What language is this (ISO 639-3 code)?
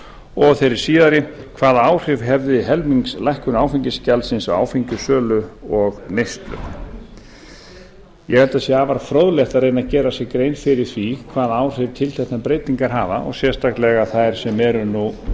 isl